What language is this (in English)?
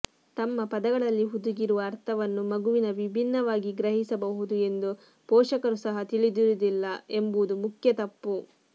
Kannada